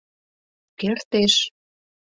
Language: Mari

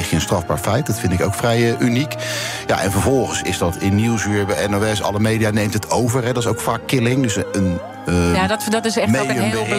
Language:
Dutch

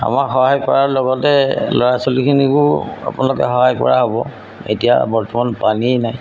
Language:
Assamese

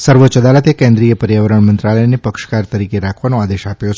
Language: Gujarati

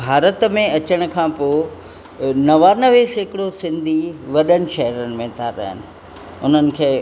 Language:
Sindhi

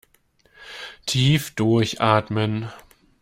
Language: German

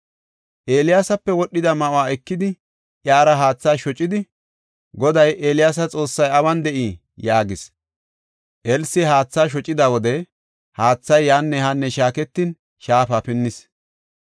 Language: Gofa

